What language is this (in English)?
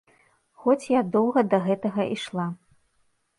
Belarusian